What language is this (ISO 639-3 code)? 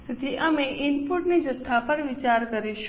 guj